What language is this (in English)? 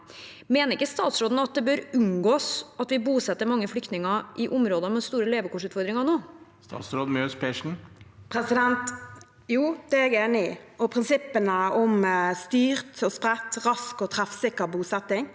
Norwegian